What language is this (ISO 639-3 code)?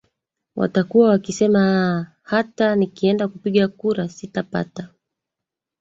swa